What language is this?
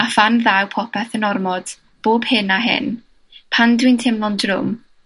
Welsh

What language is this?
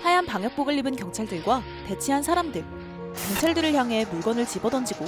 Korean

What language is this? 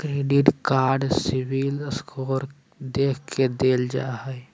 Magahi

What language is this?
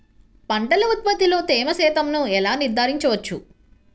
Telugu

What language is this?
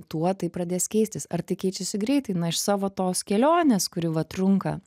Lithuanian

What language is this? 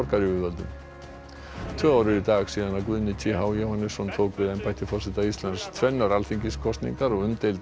Icelandic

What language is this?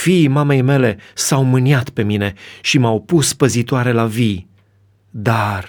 Romanian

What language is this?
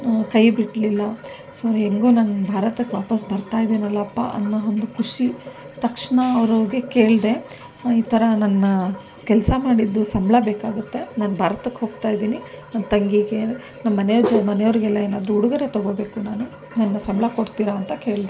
Kannada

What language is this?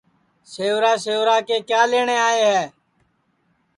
Sansi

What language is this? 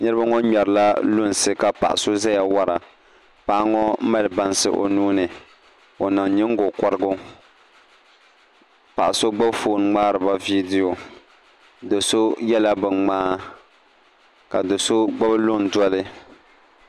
Dagbani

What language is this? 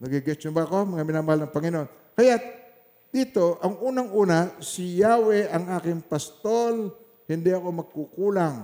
Filipino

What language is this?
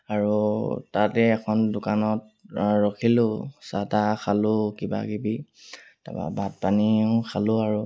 Assamese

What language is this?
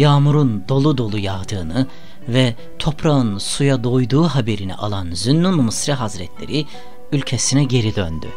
Turkish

